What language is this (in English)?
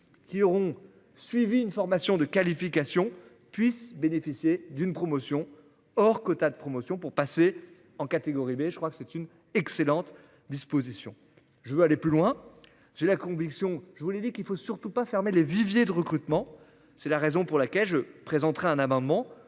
French